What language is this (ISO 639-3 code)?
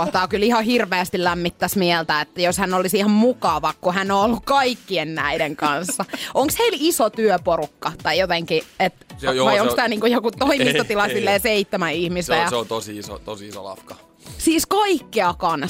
fin